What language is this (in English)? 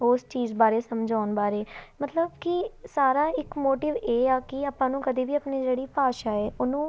Punjabi